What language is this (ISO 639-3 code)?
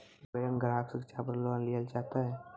mai